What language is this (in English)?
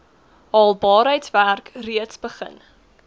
Afrikaans